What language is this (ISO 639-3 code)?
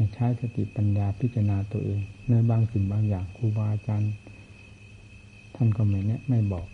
tha